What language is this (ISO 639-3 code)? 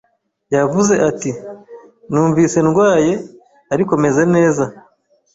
kin